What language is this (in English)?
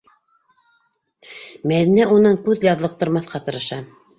Bashkir